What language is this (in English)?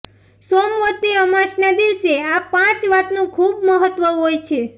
Gujarati